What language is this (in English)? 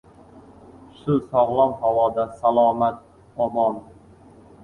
Uzbek